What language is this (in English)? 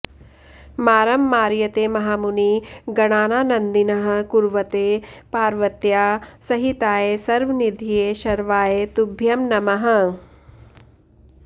Sanskrit